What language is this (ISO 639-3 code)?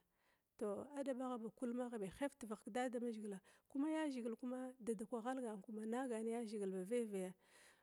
glw